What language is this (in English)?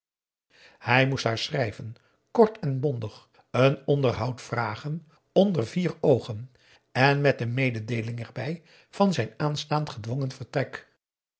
Dutch